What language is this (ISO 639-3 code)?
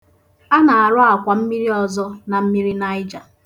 ibo